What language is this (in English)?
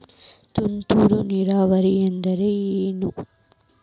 Kannada